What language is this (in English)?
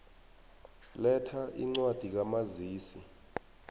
South Ndebele